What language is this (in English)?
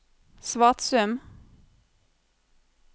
Norwegian